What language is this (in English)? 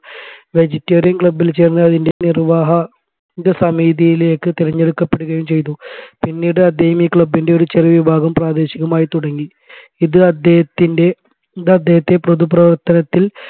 Malayalam